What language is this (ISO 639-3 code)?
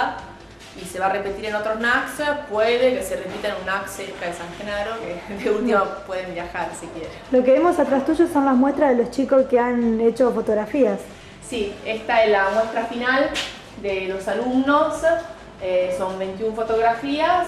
spa